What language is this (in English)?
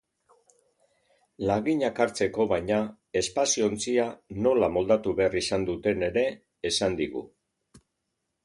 Basque